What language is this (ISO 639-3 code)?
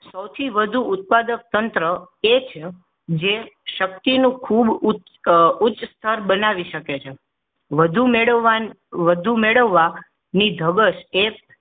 guj